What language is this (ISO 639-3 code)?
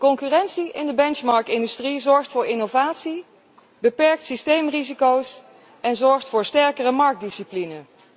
nld